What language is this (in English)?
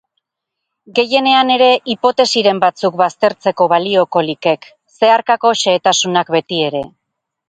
Basque